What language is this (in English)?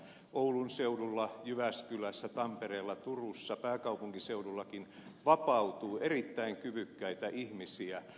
Finnish